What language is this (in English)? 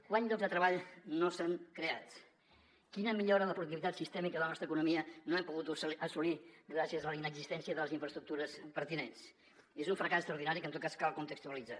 Catalan